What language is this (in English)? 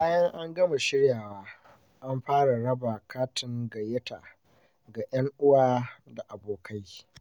Hausa